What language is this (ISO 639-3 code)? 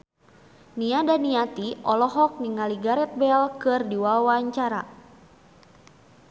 sun